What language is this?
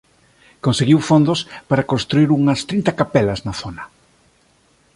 Galician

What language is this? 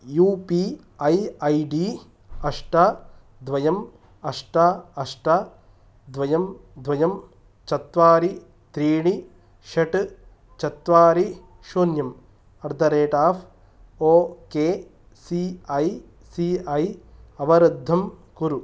Sanskrit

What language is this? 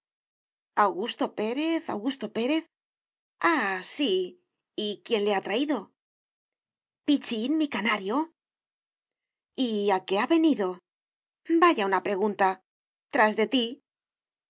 Spanish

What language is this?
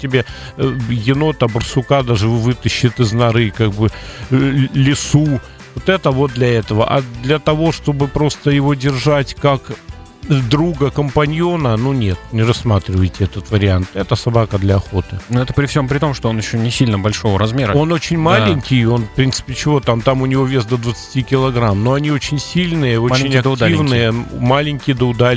Russian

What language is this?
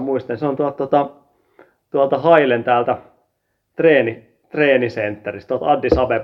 Finnish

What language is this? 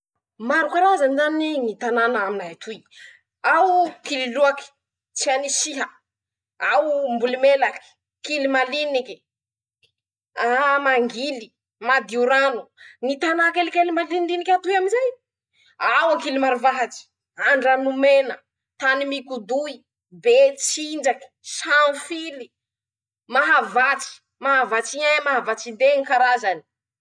Masikoro Malagasy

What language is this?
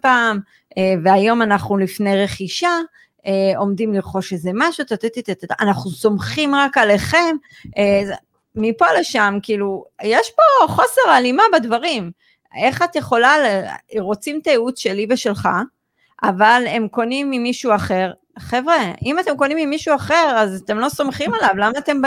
Hebrew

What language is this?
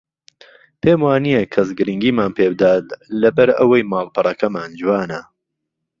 Central Kurdish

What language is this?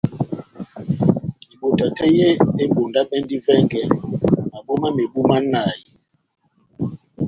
Batanga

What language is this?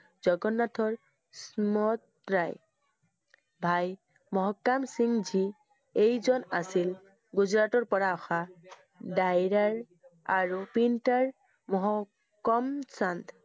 Assamese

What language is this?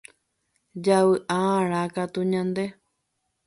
Guarani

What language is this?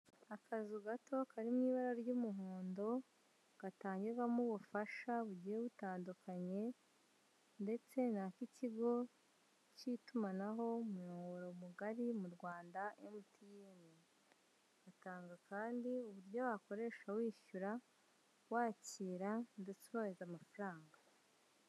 Kinyarwanda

